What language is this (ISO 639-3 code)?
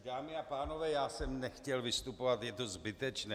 ces